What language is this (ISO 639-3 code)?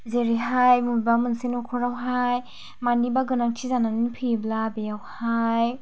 brx